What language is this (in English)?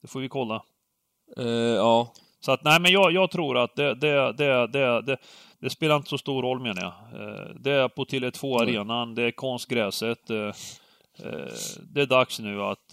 Swedish